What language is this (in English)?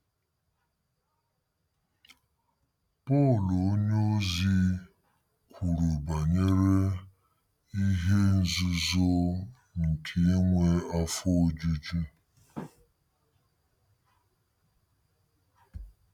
Igbo